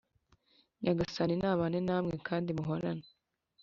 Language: Kinyarwanda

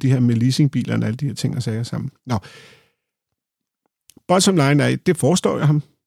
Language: Danish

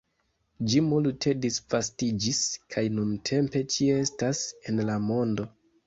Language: Esperanto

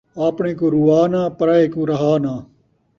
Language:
Saraiki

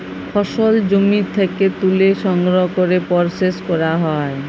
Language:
Bangla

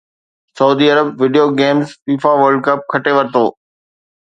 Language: Sindhi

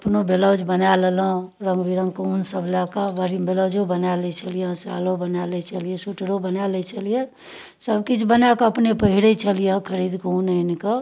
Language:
Maithili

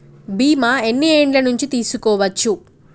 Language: Telugu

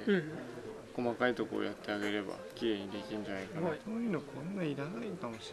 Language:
Japanese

